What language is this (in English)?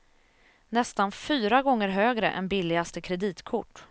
Swedish